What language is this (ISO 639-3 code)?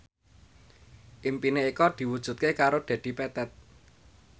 jav